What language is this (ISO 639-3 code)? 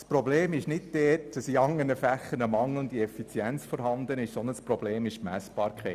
gsw